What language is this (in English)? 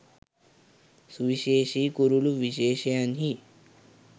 Sinhala